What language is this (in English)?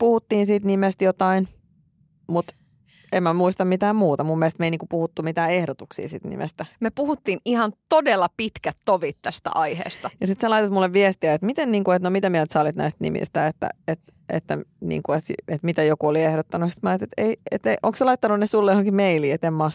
Finnish